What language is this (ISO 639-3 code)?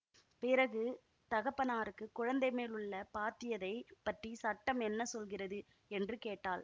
tam